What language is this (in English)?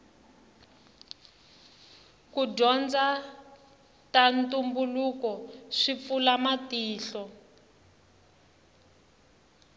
Tsonga